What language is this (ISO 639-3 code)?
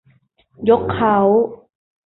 tha